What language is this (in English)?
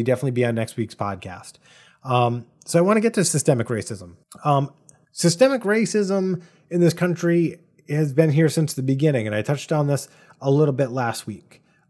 English